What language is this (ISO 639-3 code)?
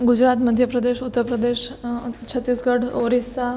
guj